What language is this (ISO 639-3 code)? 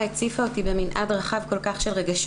heb